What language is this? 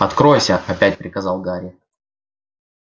Russian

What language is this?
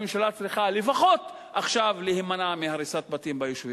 Hebrew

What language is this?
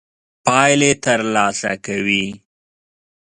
Pashto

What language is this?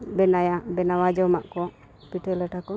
Santali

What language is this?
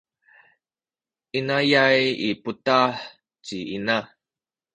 Sakizaya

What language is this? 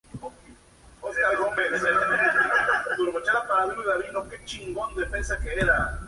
Spanish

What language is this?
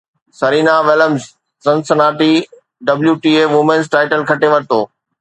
Sindhi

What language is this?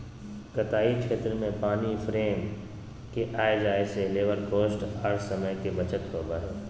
Magahi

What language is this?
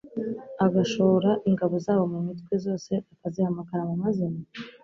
Kinyarwanda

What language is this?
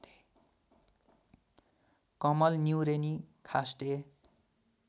Nepali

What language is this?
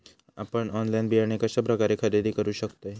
Marathi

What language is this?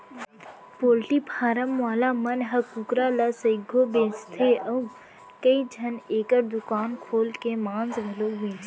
Chhattisgarhi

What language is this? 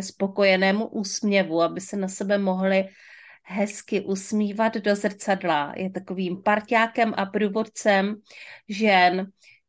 Czech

